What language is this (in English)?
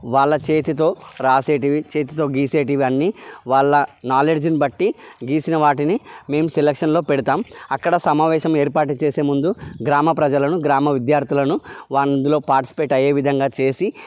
Telugu